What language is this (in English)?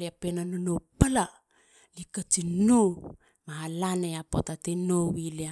Halia